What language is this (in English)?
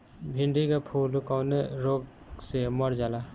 Bhojpuri